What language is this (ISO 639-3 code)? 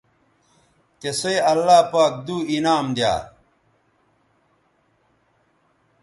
btv